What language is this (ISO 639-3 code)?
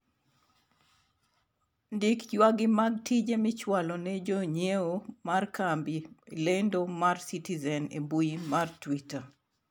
luo